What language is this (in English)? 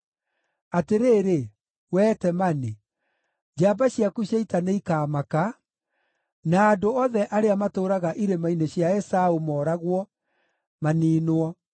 Kikuyu